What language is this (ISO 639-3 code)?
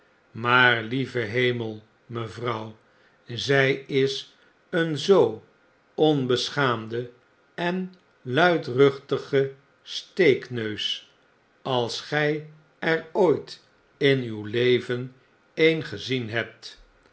nld